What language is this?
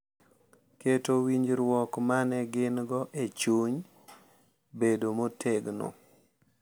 Luo (Kenya and Tanzania)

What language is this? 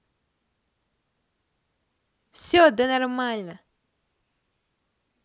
Russian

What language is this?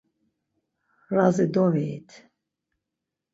Laz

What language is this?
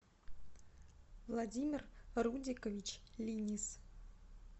Russian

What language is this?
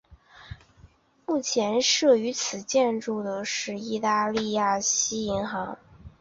Chinese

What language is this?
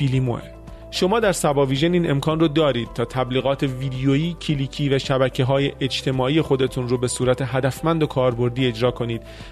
Persian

